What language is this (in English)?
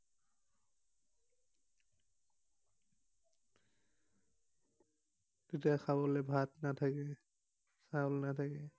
Assamese